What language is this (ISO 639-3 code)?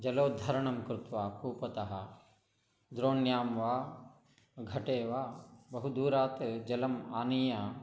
san